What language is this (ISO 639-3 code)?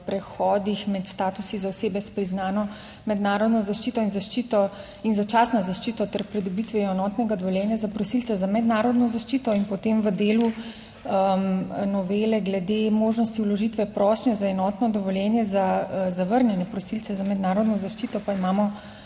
slv